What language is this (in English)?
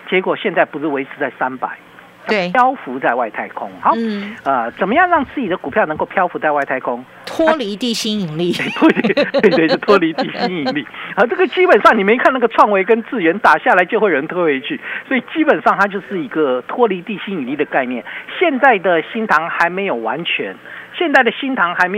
Chinese